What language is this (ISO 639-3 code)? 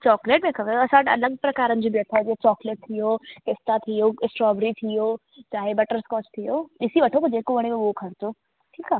snd